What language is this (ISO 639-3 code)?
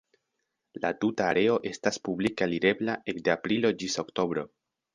epo